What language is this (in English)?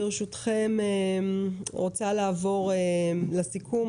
Hebrew